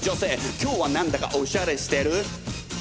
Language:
Japanese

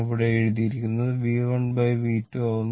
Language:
Malayalam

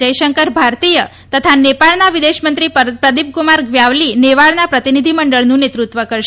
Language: Gujarati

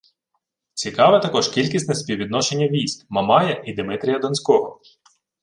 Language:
Ukrainian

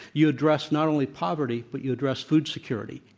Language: English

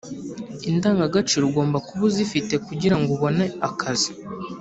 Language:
Kinyarwanda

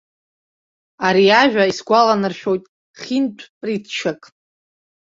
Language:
Abkhazian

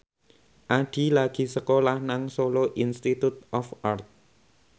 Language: Javanese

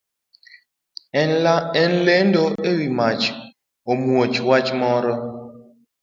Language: Luo (Kenya and Tanzania)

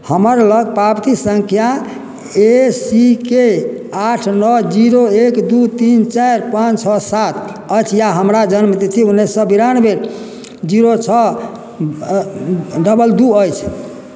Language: Maithili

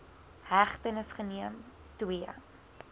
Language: Afrikaans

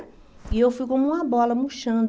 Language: Portuguese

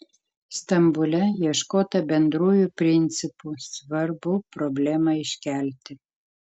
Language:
Lithuanian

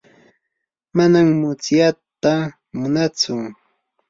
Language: Yanahuanca Pasco Quechua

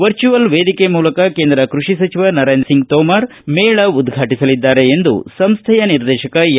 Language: Kannada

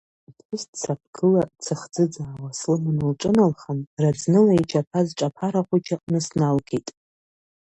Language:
Abkhazian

